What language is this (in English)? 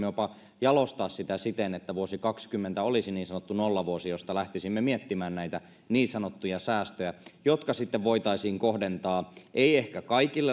Finnish